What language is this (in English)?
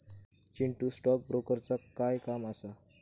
Marathi